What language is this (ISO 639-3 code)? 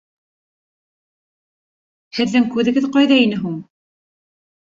bak